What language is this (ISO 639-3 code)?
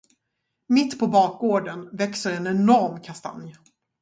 swe